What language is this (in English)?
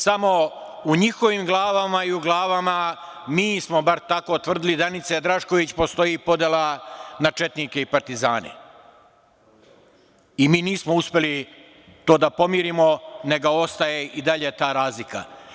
Serbian